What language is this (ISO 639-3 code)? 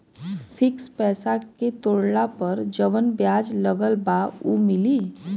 bho